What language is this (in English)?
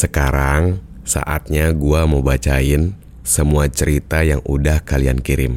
Indonesian